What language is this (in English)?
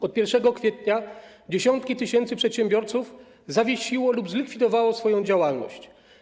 Polish